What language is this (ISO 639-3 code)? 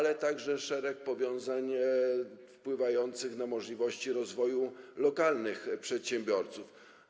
pol